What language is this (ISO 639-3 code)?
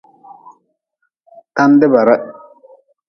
nmz